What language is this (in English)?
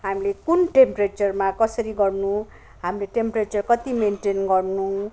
Nepali